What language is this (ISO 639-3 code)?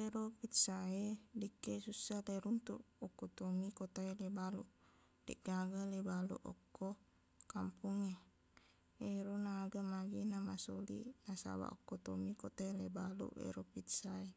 bug